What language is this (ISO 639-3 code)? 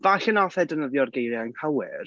cym